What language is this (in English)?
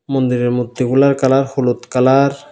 Bangla